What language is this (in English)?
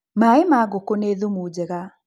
Kikuyu